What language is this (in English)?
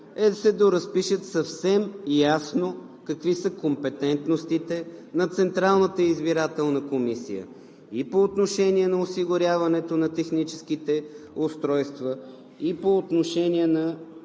Bulgarian